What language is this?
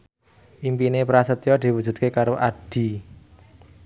Javanese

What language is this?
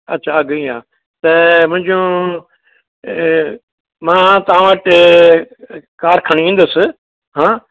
Sindhi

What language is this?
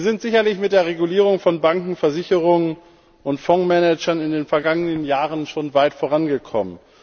German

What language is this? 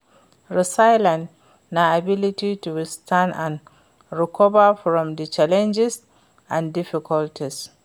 Nigerian Pidgin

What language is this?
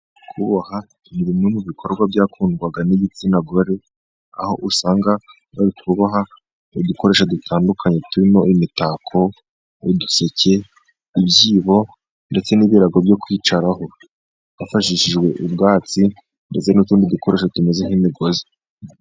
Kinyarwanda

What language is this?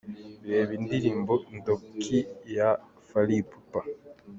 Kinyarwanda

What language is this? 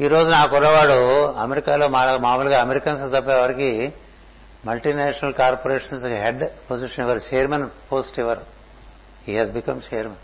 Telugu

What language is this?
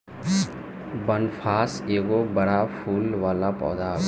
Bhojpuri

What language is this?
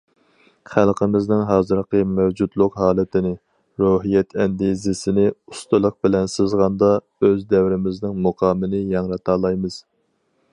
Uyghur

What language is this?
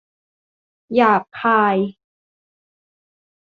Thai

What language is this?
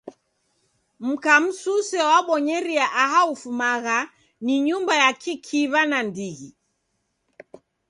Taita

